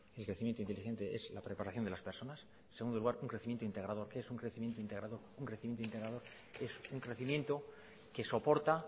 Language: Spanish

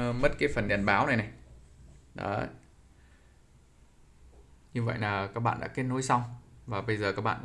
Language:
Vietnamese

